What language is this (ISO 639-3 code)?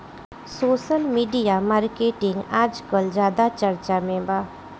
bho